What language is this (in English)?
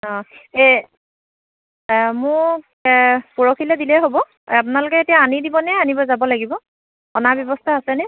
Assamese